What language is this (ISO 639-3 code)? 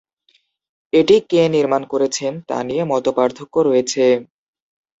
ben